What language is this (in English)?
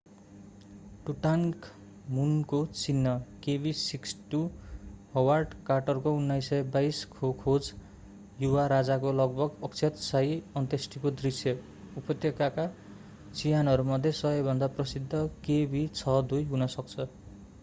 Nepali